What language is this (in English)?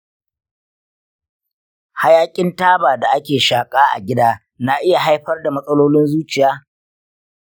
Hausa